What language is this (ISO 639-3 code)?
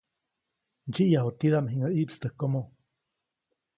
zoc